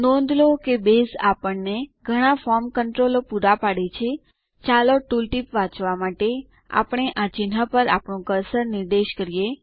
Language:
Gujarati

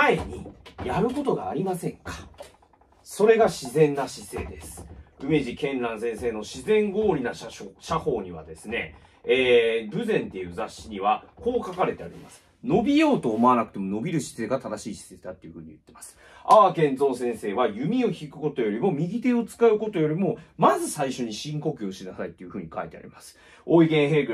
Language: Japanese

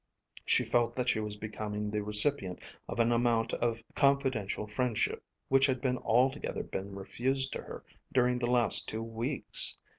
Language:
English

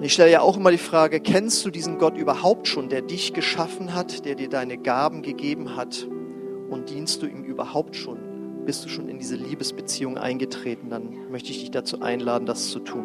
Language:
German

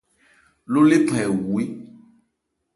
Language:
Ebrié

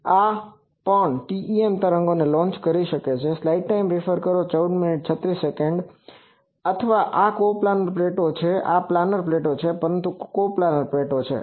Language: Gujarati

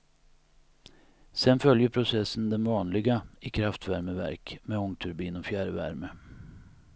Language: Swedish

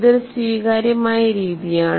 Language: Malayalam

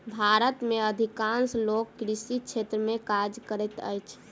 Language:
Maithili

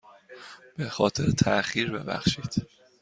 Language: Persian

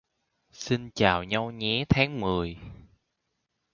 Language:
Vietnamese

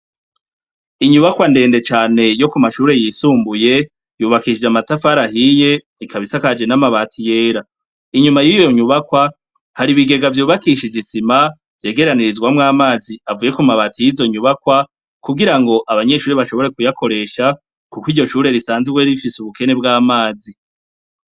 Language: Rundi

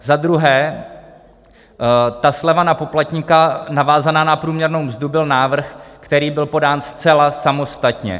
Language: Czech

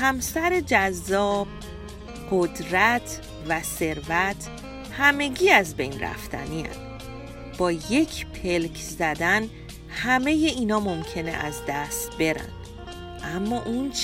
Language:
Persian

